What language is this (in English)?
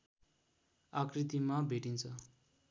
Nepali